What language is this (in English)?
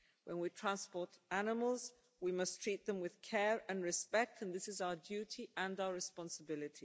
English